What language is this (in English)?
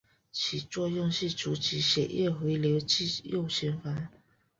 Chinese